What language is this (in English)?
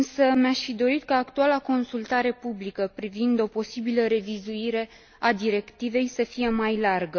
Romanian